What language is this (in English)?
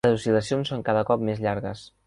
Catalan